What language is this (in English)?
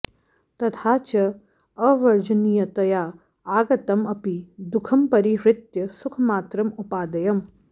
Sanskrit